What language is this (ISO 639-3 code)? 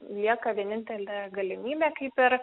lit